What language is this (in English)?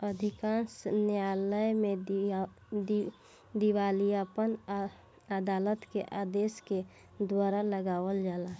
Bhojpuri